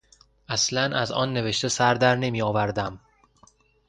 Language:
Persian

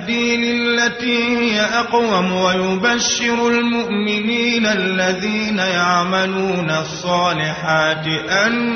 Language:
Arabic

